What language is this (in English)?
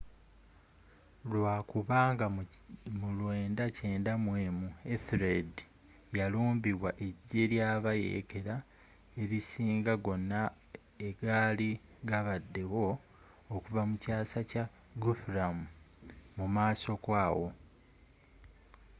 Ganda